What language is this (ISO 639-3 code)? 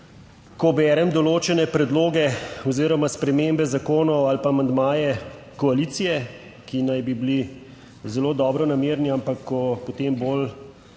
slv